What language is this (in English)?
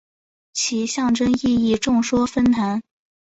Chinese